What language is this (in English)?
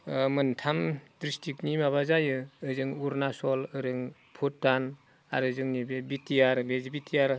Bodo